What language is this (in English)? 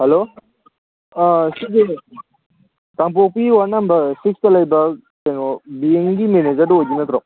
Manipuri